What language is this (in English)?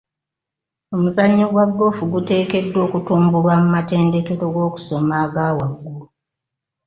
Ganda